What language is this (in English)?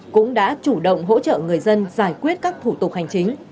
Vietnamese